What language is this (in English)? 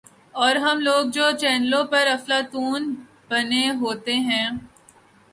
Urdu